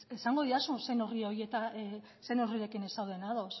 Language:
Basque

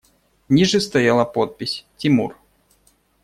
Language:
Russian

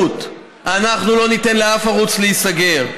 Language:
Hebrew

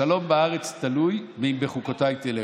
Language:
Hebrew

